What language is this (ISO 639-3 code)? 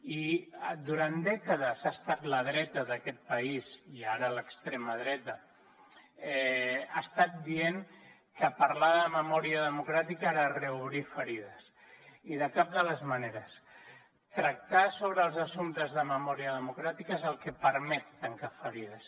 cat